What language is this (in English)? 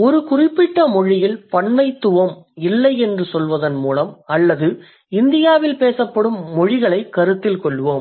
Tamil